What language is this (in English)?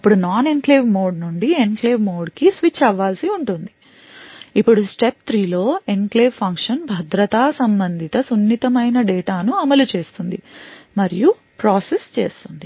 Telugu